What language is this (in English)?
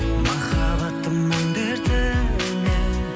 Kazakh